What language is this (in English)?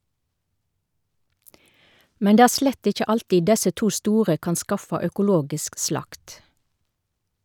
Norwegian